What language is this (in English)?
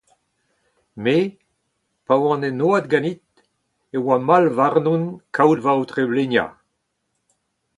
Breton